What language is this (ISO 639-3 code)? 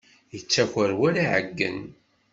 kab